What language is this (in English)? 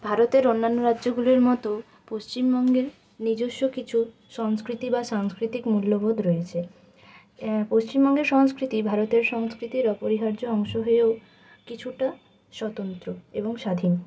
Bangla